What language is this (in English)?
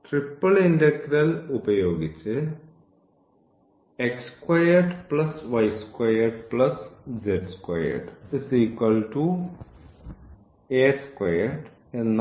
Malayalam